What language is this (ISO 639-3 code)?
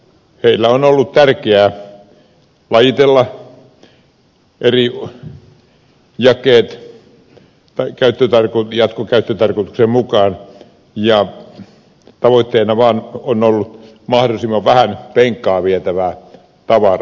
fin